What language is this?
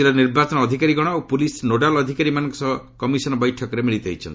Odia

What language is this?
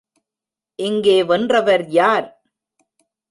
Tamil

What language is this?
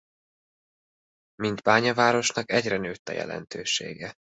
Hungarian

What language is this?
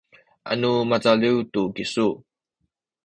Sakizaya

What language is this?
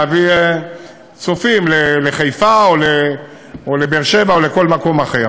Hebrew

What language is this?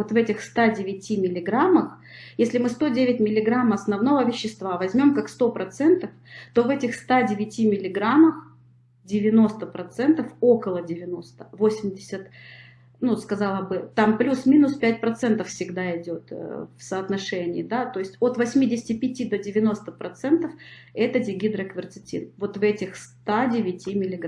Russian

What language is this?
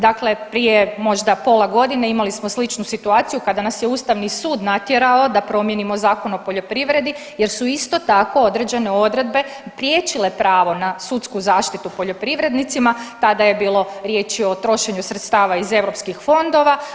Croatian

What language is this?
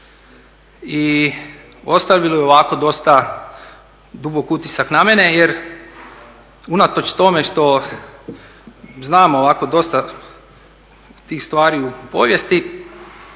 Croatian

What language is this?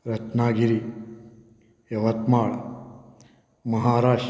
Konkani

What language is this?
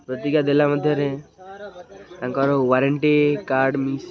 Odia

